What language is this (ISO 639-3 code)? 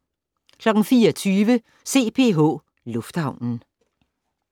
dan